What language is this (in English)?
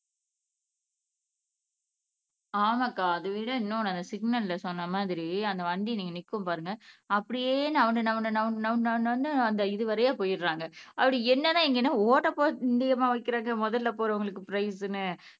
Tamil